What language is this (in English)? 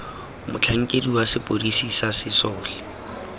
Tswana